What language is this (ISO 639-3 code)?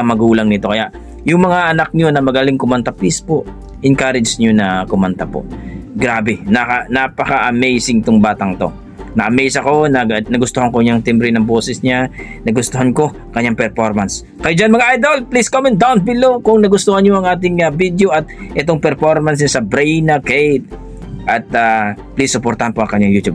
fil